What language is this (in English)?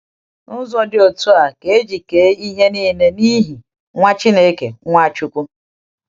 Igbo